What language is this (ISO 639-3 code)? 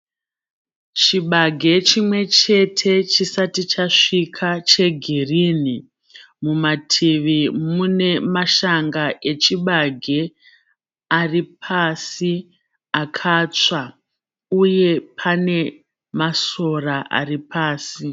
sna